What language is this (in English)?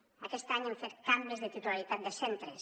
Catalan